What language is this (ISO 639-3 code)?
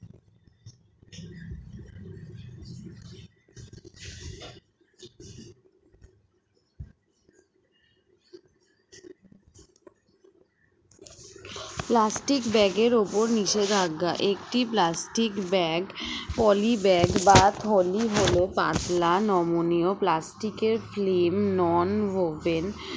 ben